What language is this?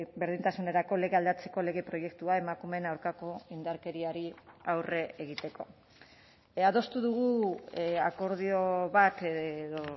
Basque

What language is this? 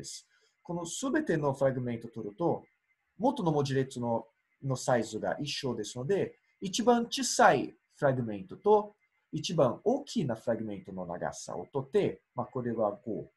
Japanese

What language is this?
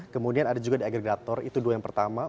Indonesian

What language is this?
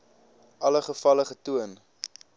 Afrikaans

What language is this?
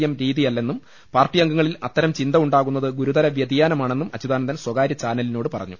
Malayalam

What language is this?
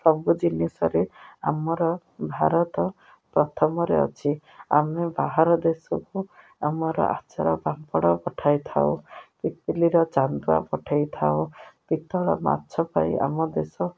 Odia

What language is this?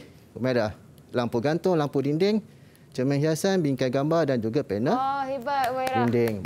Malay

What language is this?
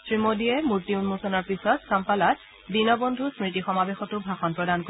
Assamese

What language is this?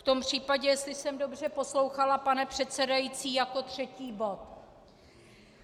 Czech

